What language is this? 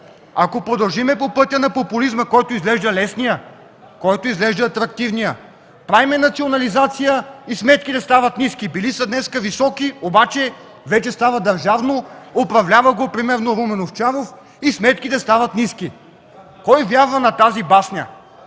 Bulgarian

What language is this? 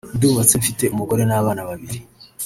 Kinyarwanda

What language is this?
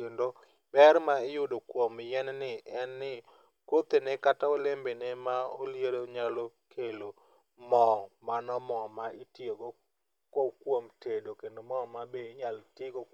Luo (Kenya and Tanzania)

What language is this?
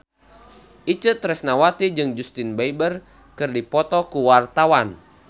Sundanese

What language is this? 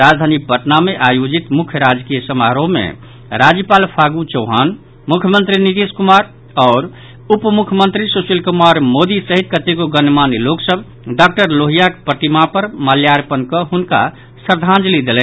Maithili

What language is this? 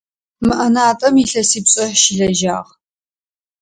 Adyghe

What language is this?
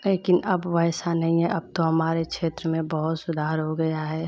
Hindi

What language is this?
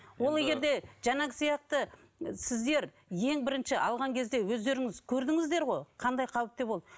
Kazakh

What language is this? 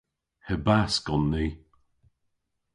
Cornish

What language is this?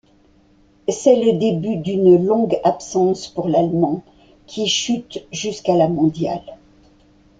French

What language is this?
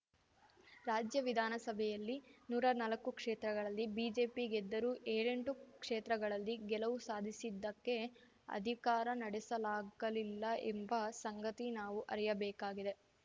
Kannada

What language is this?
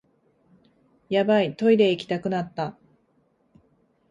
Japanese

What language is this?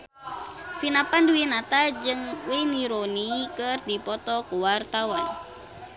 Sundanese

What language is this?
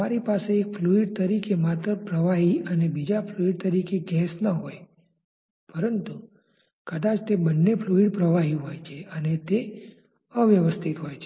Gujarati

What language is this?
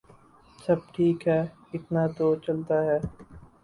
Urdu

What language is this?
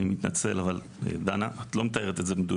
Hebrew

